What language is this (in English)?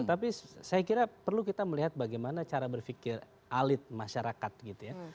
Indonesian